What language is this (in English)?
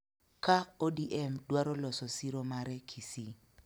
Luo (Kenya and Tanzania)